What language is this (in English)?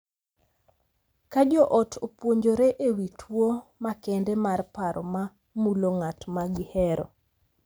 Luo (Kenya and Tanzania)